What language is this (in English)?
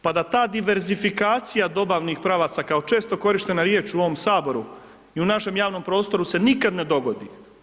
Croatian